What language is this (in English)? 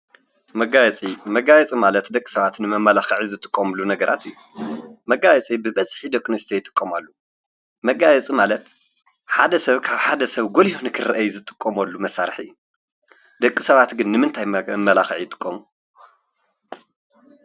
Tigrinya